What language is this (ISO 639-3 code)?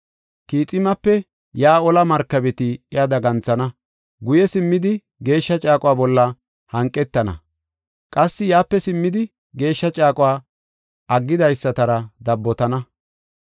gof